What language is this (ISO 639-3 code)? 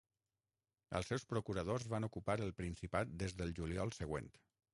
cat